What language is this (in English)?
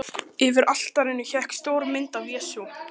Icelandic